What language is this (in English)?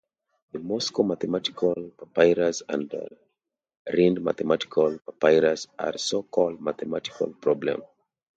English